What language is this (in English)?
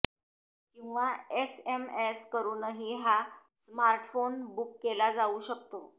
Marathi